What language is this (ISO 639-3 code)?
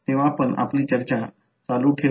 mar